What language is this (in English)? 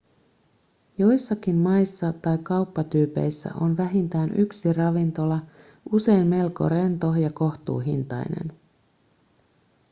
Finnish